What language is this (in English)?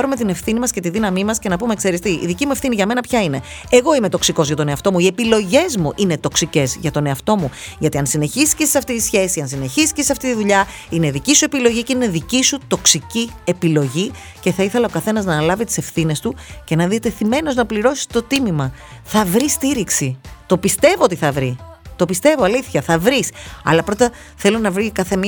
Greek